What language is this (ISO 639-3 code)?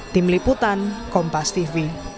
ind